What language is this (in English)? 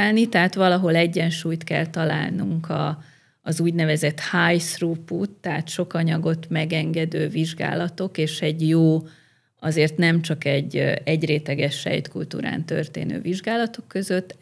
Hungarian